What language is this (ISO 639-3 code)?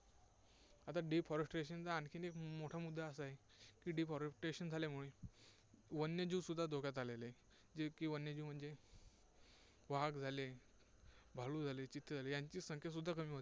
mar